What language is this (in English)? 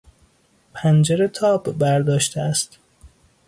Persian